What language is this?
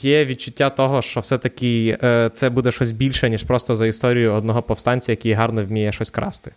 Ukrainian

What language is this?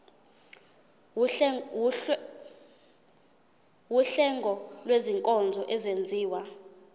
Zulu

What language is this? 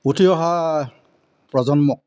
Assamese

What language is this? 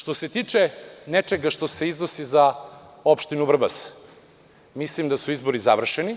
Serbian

